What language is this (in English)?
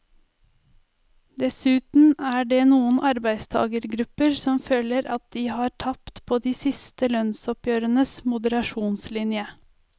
Norwegian